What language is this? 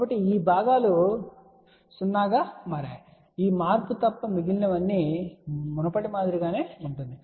Telugu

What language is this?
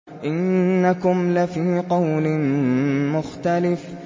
Arabic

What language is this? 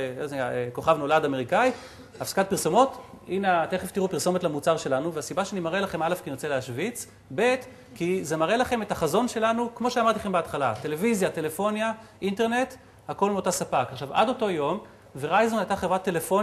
Hebrew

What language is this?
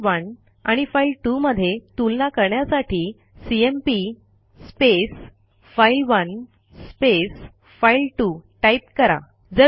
Marathi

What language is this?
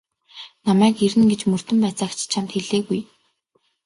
Mongolian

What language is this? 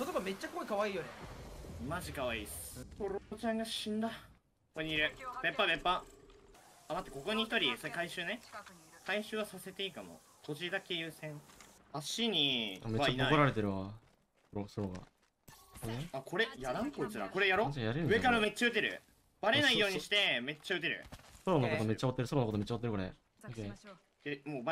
Japanese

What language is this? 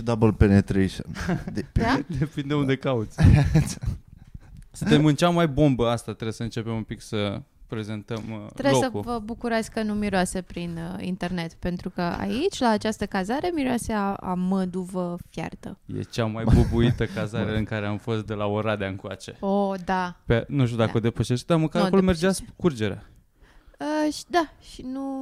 Romanian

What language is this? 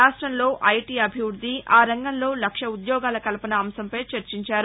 Telugu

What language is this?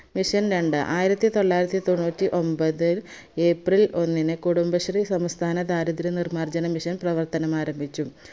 Malayalam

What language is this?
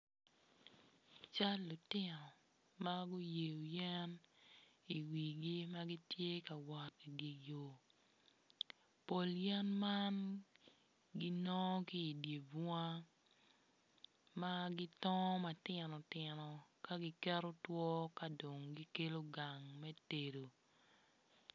Acoli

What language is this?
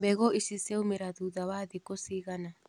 Kikuyu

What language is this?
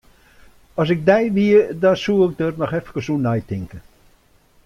Western Frisian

